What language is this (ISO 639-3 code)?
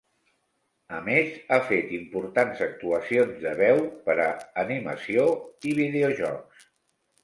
cat